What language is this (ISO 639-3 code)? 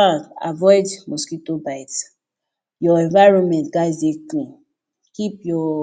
pcm